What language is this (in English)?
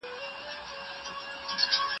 Pashto